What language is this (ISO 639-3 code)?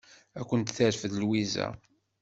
kab